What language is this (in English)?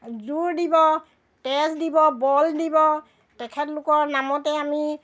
Assamese